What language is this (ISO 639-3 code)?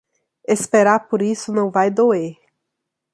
por